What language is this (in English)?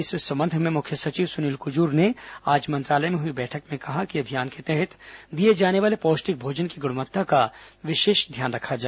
Hindi